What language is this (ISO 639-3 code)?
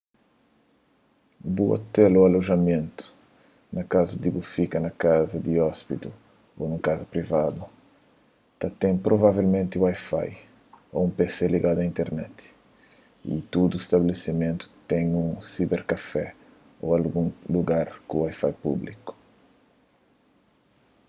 kea